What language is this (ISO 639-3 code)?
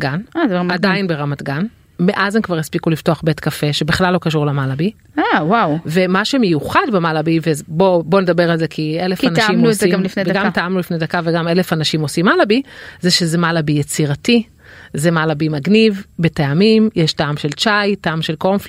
heb